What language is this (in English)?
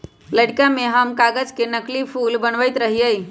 Magahi